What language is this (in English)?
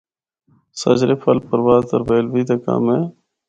Northern Hindko